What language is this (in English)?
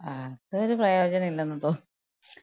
Malayalam